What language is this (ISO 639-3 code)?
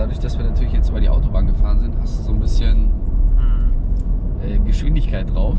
deu